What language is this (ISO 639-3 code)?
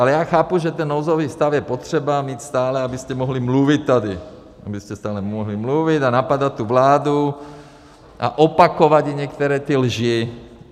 ces